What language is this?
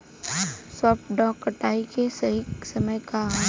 Bhojpuri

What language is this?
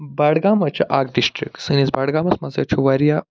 Kashmiri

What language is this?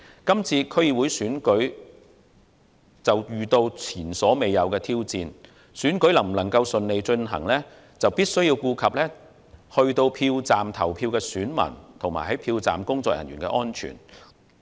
Cantonese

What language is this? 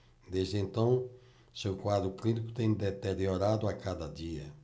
Portuguese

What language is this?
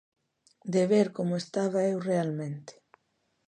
Galician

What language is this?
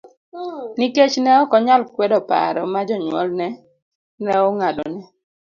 Luo (Kenya and Tanzania)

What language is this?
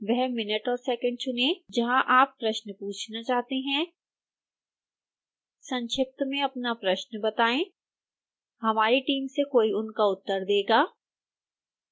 Hindi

